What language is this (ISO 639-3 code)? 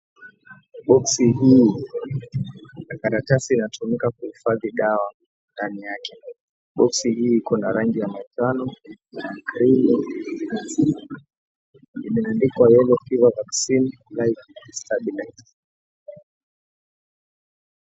swa